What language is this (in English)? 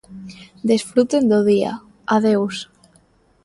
Galician